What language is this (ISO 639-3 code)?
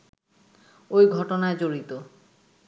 ben